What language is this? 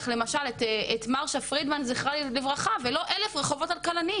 Hebrew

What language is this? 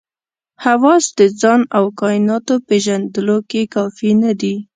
Pashto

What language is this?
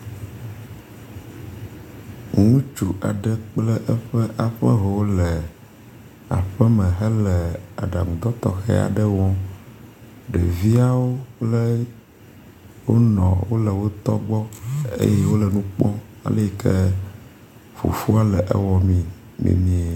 Ewe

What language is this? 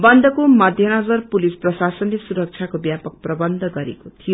Nepali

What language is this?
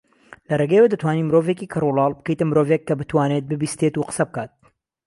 Central Kurdish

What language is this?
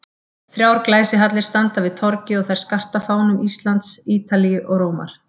Icelandic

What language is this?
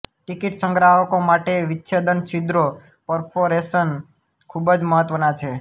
Gujarati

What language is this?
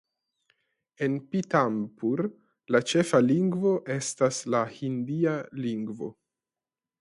Esperanto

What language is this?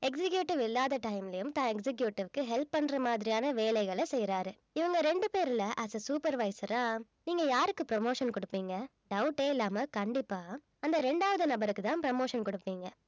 Tamil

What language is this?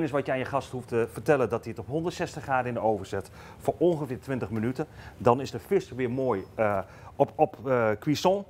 Dutch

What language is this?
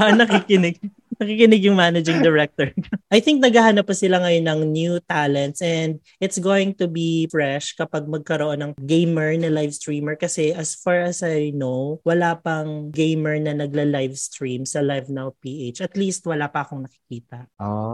Filipino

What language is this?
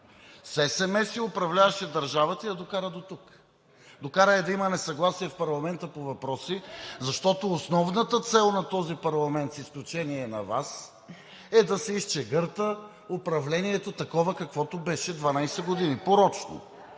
Bulgarian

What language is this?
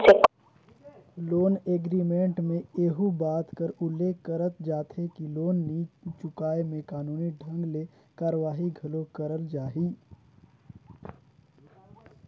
Chhattisgarhi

